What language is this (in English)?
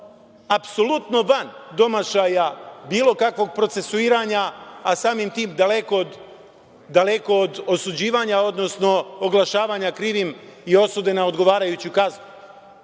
Serbian